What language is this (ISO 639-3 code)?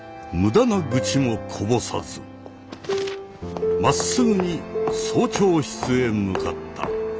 jpn